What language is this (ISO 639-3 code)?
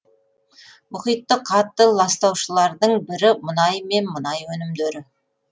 kaz